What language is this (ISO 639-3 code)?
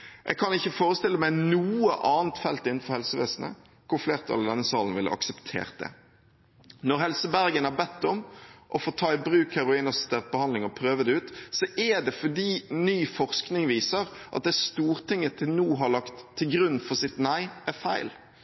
nob